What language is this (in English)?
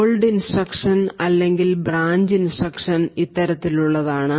Malayalam